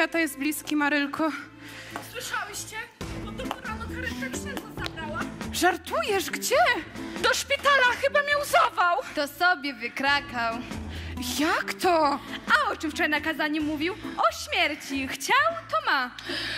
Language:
Polish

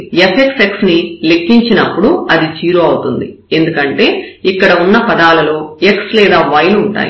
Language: Telugu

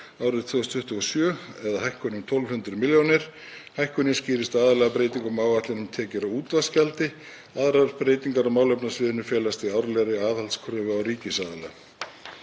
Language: Icelandic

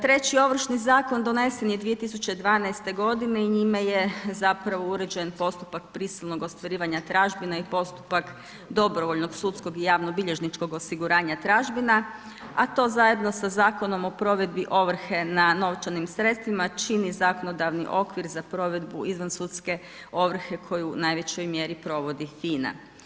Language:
Croatian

